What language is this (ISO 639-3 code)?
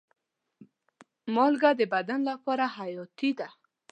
pus